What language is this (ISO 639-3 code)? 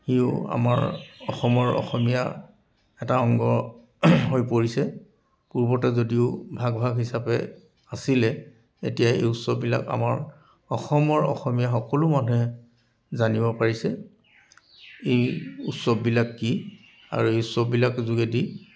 asm